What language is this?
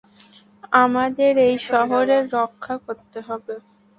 Bangla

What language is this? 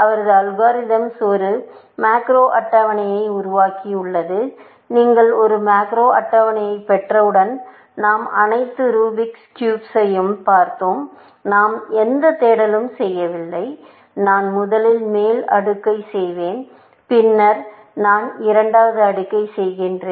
Tamil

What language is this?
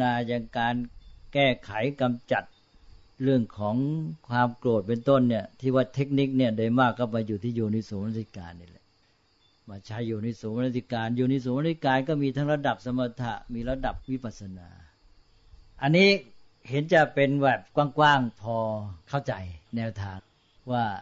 Thai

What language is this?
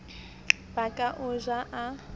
Southern Sotho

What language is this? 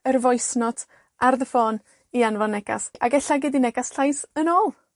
Welsh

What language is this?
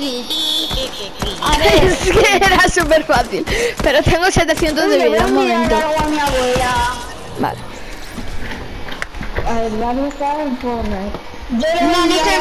Spanish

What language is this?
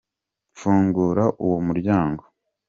Kinyarwanda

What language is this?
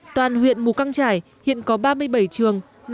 Vietnamese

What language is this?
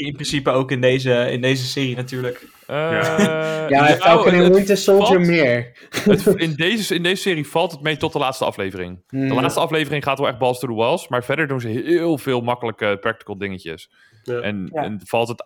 Dutch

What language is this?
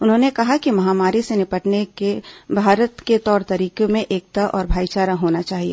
Hindi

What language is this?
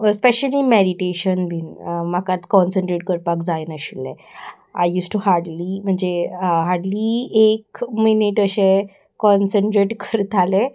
Konkani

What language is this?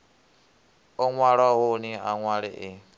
Venda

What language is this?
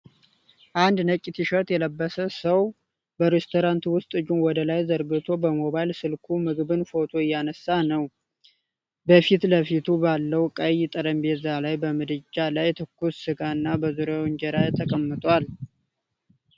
Amharic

